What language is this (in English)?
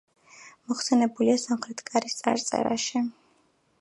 Georgian